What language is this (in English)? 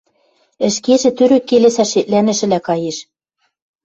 Western Mari